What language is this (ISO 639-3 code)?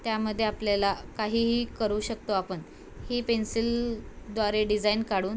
mar